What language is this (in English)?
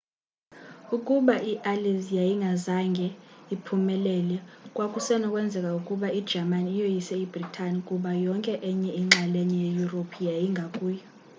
Xhosa